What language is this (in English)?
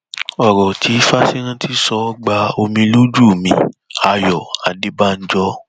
Yoruba